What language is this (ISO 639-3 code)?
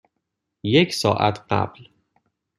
fas